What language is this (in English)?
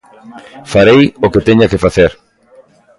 Galician